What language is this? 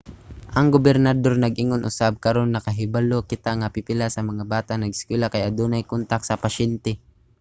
Cebuano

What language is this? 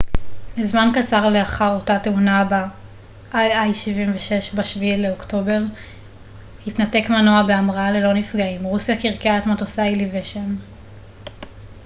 Hebrew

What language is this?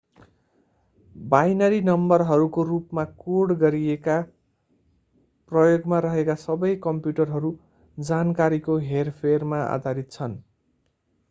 Nepali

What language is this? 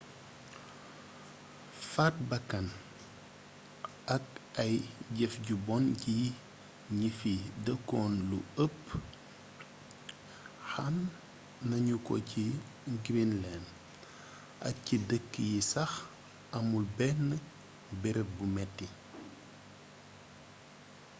Wolof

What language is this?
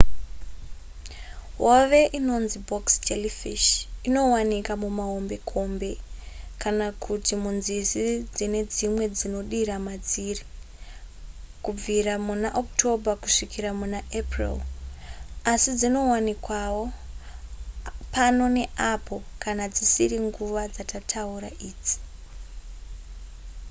Shona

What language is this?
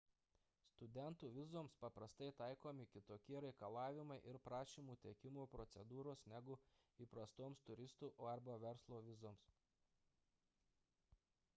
Lithuanian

